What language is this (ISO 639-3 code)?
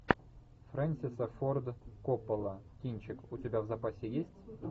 rus